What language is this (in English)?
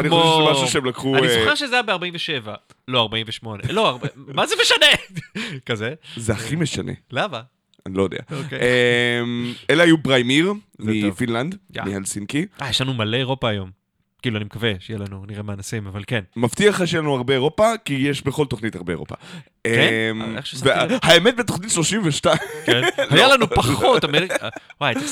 Hebrew